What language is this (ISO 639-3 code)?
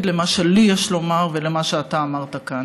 heb